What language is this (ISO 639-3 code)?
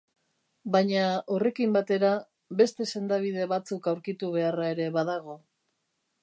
eus